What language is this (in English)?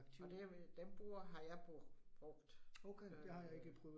Danish